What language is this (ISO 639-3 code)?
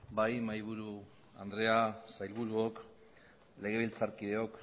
eus